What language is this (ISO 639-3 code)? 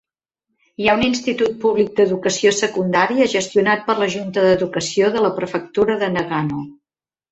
cat